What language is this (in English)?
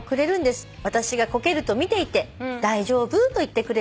Japanese